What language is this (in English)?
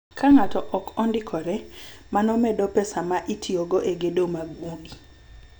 Luo (Kenya and Tanzania)